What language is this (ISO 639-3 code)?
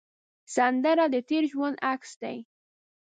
pus